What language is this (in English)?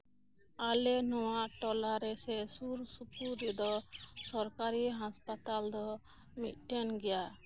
Santali